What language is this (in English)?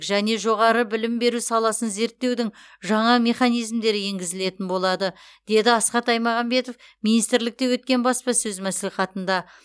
Kazakh